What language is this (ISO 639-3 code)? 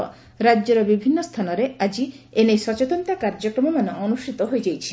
ori